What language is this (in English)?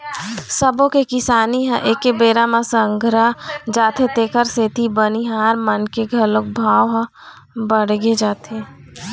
Chhattisgarhi